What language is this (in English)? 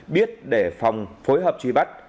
Vietnamese